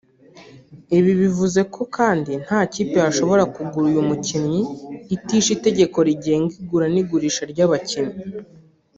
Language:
Kinyarwanda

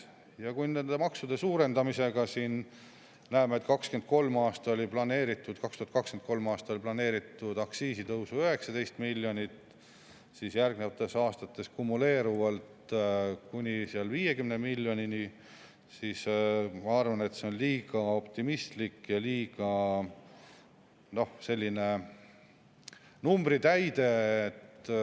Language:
Estonian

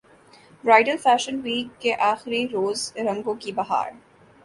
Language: Urdu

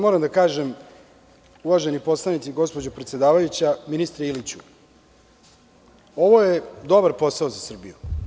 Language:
Serbian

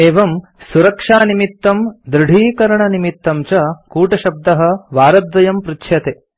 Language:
Sanskrit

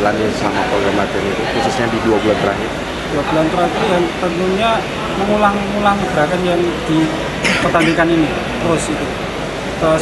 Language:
Indonesian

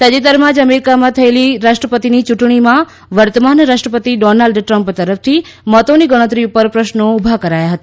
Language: Gujarati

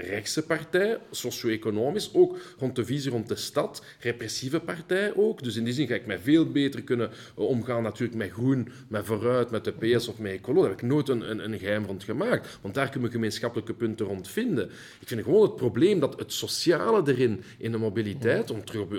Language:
Dutch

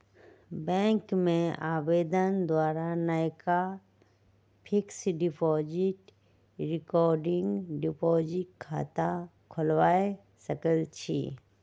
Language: Magahi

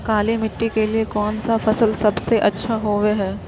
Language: Magahi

